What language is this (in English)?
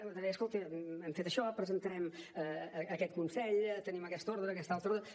Catalan